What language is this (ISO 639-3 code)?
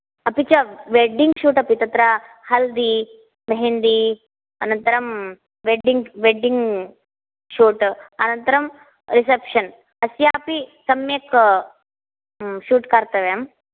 san